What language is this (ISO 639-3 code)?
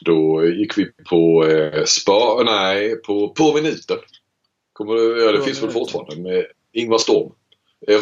swe